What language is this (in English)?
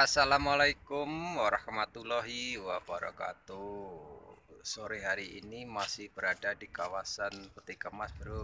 Indonesian